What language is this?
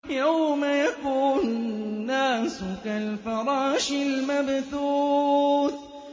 Arabic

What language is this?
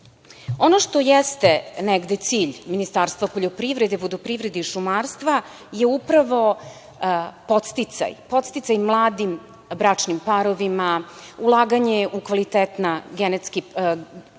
Serbian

